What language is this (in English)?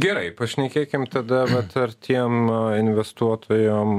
Lithuanian